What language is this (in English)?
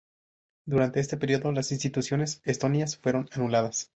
Spanish